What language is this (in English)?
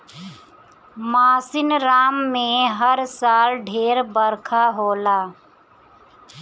Bhojpuri